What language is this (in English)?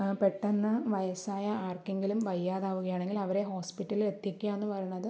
Malayalam